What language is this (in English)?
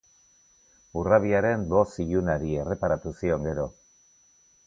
Basque